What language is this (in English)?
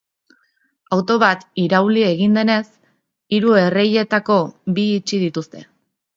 Basque